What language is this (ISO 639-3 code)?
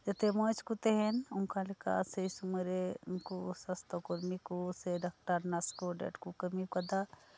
sat